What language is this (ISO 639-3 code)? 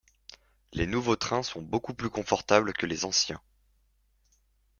fra